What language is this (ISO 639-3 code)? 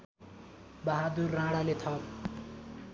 nep